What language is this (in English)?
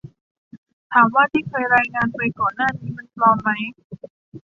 Thai